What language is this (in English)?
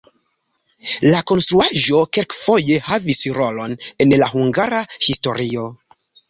Esperanto